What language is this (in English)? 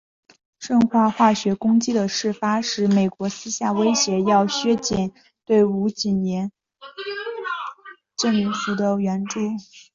Chinese